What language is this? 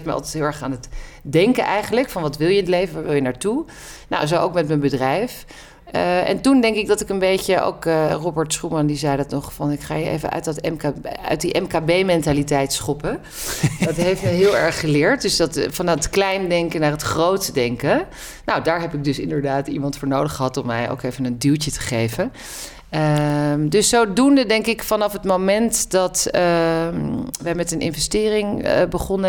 Dutch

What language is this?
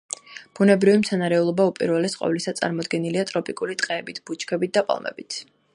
Georgian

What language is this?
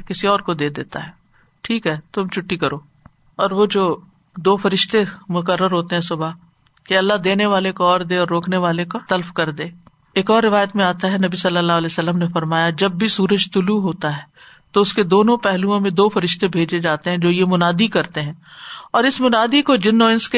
Urdu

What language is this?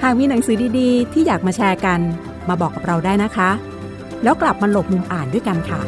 Thai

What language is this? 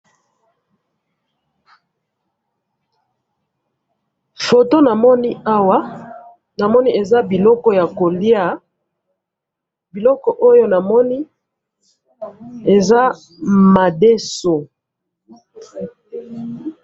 Lingala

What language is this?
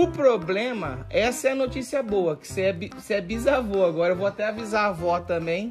Portuguese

